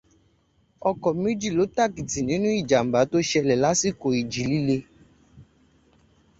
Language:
Yoruba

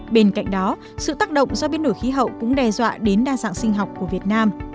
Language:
Vietnamese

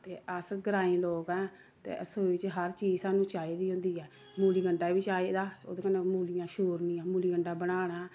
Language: Dogri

